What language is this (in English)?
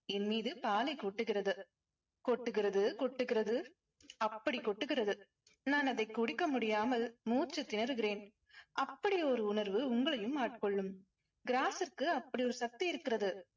Tamil